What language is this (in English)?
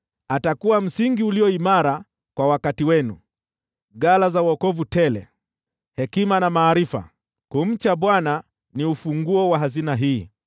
Swahili